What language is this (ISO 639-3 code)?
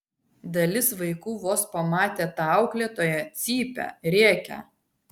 lit